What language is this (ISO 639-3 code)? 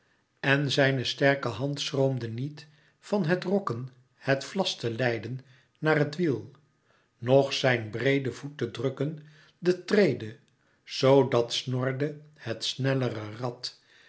nld